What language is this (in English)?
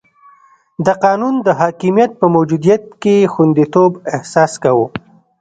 Pashto